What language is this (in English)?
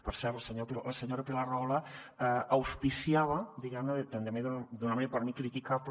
Catalan